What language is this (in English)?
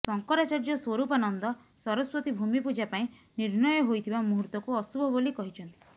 Odia